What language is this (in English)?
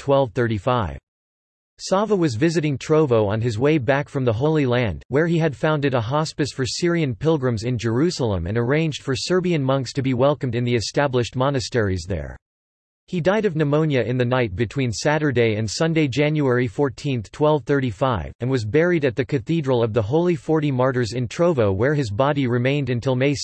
English